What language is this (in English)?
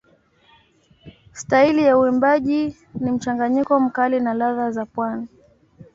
Swahili